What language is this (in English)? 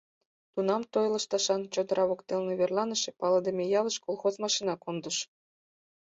Mari